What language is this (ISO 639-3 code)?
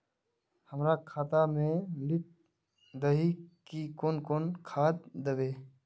mag